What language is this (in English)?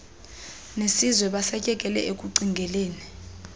Xhosa